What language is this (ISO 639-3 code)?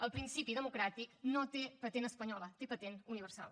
cat